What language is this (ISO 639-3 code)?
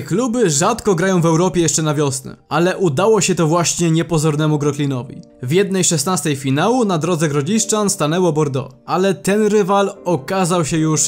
pol